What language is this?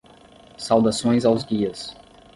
Portuguese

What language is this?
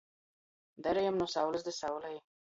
Latgalian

